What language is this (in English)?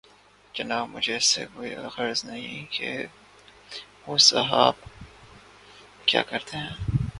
Urdu